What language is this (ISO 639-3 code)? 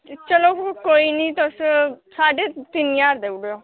doi